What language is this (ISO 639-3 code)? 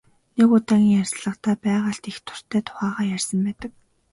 mon